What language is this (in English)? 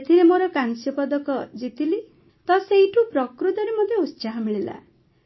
Odia